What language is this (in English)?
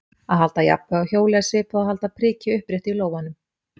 Icelandic